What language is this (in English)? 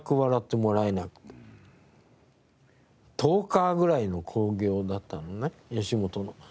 Japanese